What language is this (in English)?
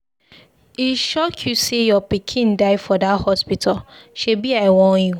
Nigerian Pidgin